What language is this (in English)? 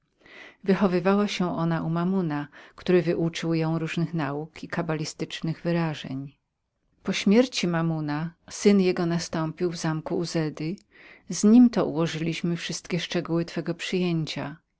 Polish